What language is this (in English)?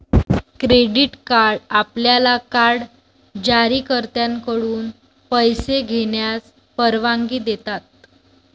Marathi